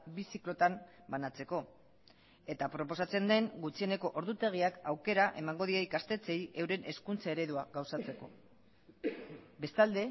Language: Basque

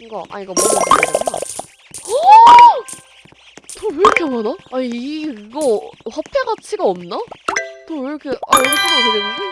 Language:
Korean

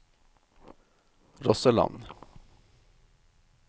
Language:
Norwegian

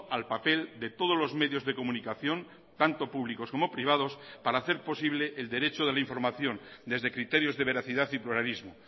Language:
Spanish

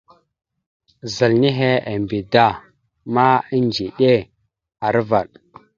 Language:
Mada (Cameroon)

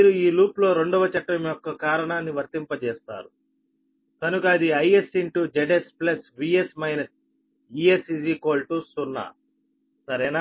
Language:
Telugu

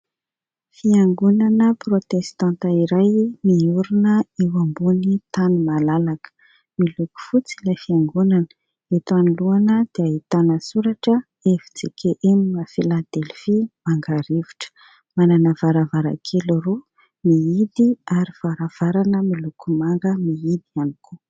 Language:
Malagasy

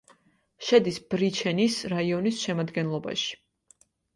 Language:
Georgian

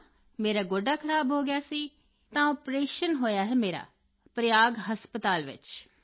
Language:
Punjabi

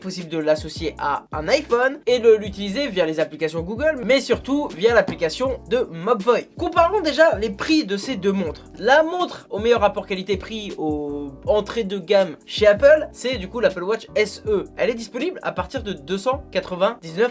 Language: French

